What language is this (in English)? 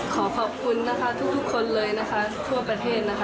Thai